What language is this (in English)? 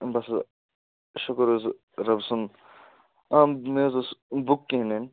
Kashmiri